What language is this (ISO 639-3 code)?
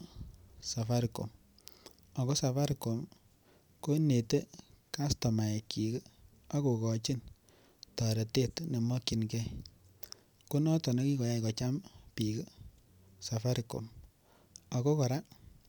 kln